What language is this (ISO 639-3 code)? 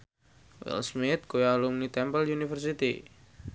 jav